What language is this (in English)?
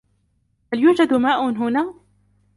Arabic